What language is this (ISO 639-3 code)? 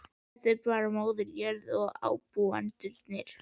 isl